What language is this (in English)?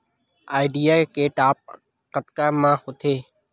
Chhattisgarhi